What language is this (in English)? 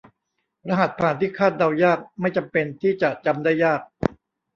Thai